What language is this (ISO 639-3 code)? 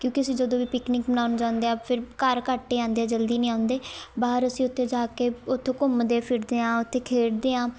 pan